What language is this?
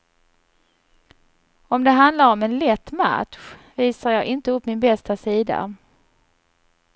Swedish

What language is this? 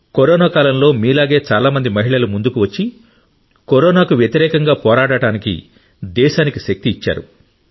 Telugu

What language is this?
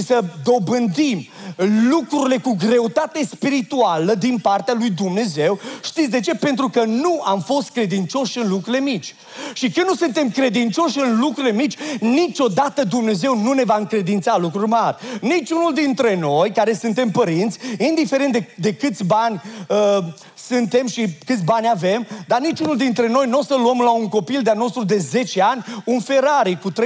Romanian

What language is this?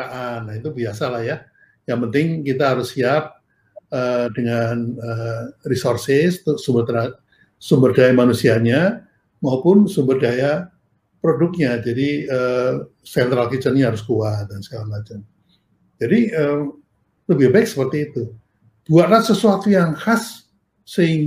Indonesian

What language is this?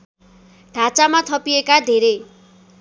Nepali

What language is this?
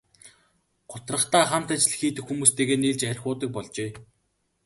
Mongolian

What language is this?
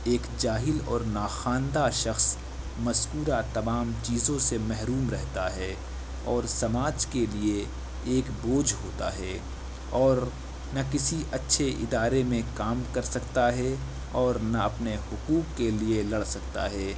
Urdu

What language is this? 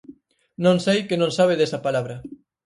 Galician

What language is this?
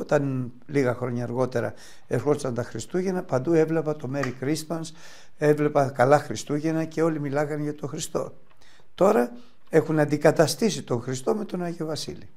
Greek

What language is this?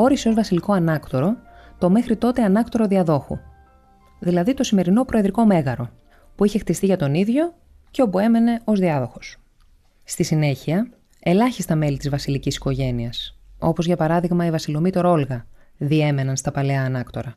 Greek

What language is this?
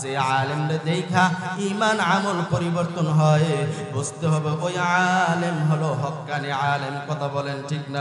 Arabic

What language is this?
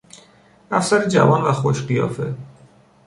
Persian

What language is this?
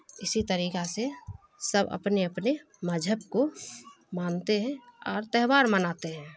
Urdu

